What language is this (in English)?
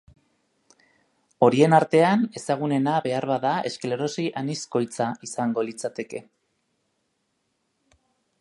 Basque